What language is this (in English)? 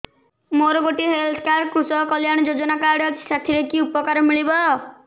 Odia